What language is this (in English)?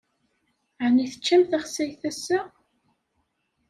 Kabyle